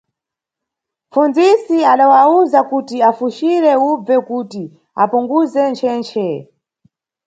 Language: Nyungwe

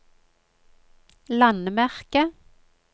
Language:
Norwegian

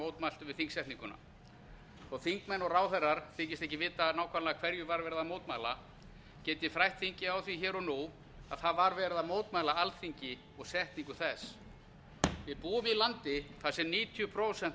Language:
Icelandic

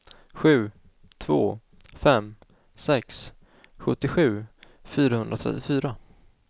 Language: Swedish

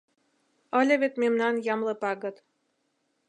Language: Mari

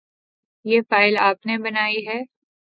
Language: Urdu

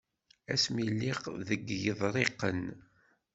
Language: Kabyle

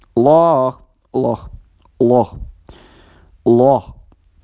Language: Russian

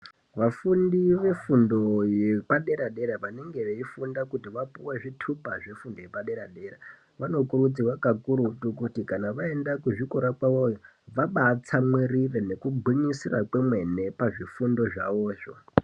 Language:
Ndau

